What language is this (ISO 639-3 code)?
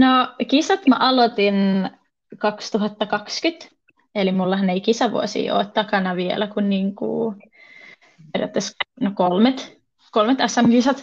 fin